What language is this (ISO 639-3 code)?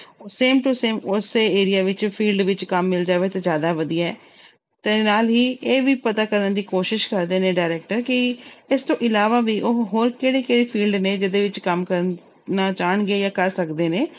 pan